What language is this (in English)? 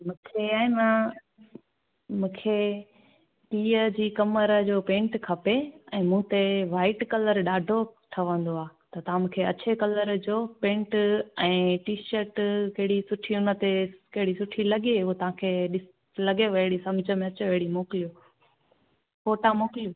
Sindhi